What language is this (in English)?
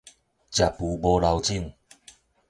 Min Nan Chinese